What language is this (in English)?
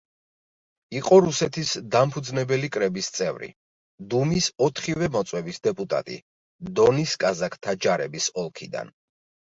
Georgian